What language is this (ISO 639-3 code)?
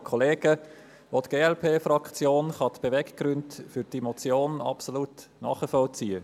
gsw